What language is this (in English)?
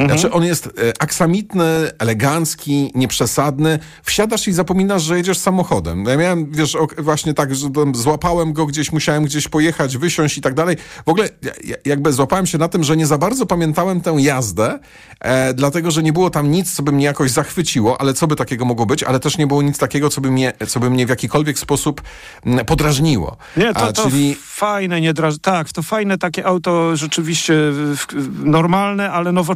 Polish